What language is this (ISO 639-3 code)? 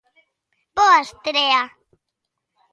glg